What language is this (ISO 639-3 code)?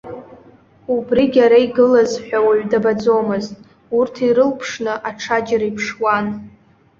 abk